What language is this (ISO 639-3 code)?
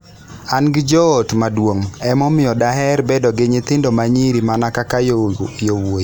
luo